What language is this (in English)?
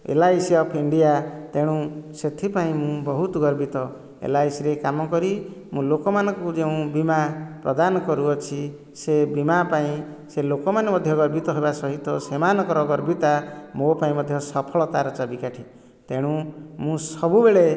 Odia